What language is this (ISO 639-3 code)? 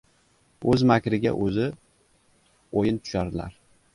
uzb